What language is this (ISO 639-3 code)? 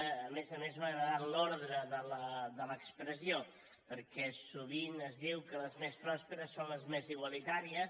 cat